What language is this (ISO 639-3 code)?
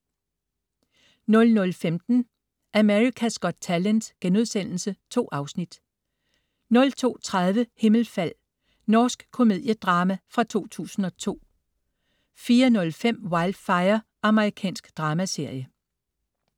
dan